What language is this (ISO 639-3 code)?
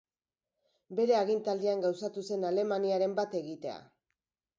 eus